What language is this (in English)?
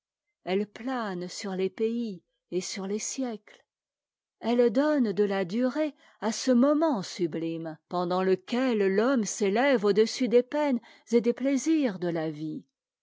French